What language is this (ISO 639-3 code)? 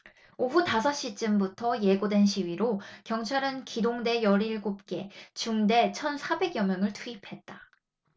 kor